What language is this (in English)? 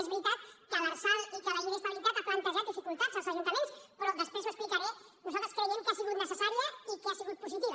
Catalan